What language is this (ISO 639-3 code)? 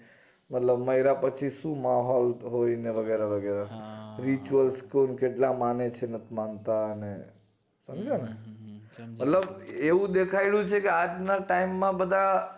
guj